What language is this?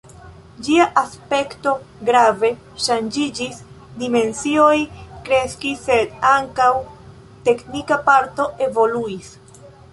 Esperanto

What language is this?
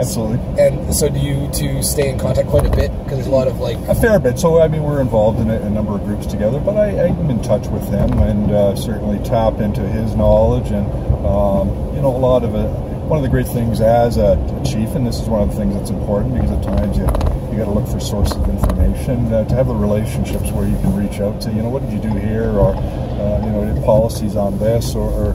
English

